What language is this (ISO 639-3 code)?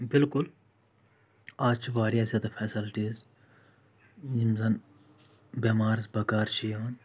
kas